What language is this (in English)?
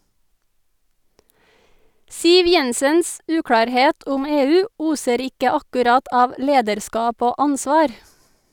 Norwegian